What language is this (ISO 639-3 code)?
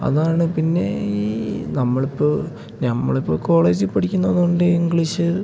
mal